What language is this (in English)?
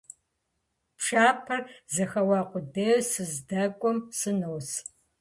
Kabardian